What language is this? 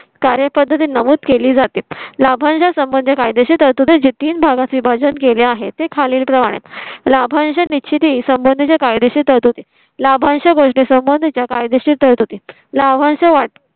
Marathi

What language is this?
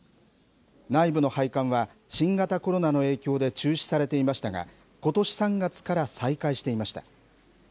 Japanese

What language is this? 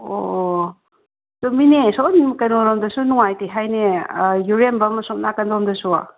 Manipuri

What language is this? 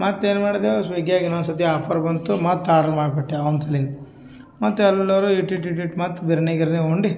Kannada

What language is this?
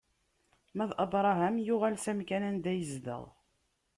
Kabyle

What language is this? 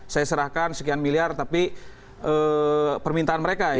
Indonesian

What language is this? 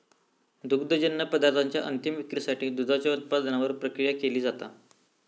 Marathi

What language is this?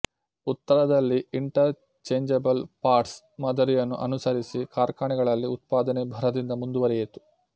Kannada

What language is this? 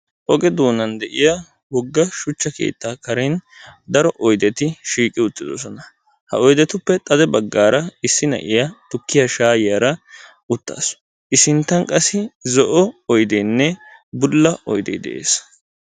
Wolaytta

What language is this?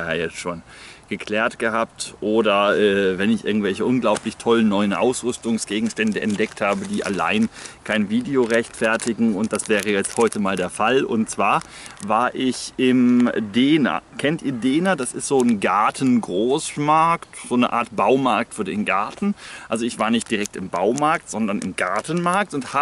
German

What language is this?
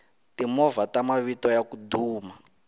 Tsonga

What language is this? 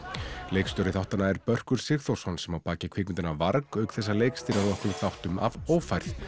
Icelandic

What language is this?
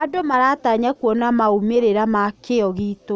Kikuyu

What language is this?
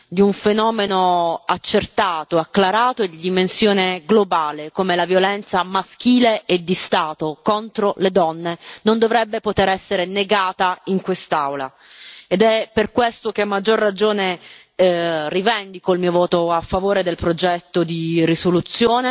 Italian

